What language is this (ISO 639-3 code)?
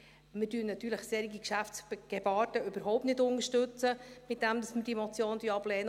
gsw